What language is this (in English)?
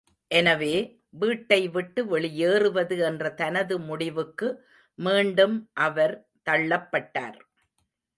Tamil